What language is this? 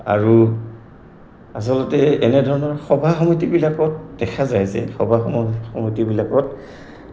Assamese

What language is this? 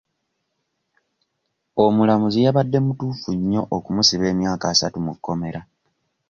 Ganda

